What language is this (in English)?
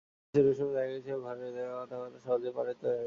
Bangla